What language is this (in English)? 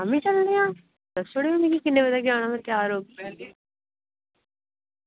Dogri